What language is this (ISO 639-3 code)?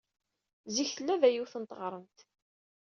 kab